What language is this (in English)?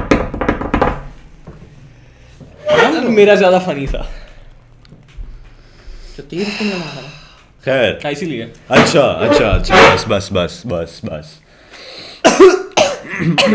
Urdu